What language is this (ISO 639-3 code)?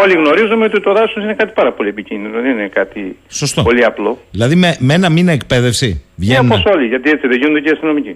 ell